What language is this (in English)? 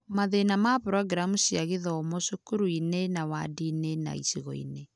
Kikuyu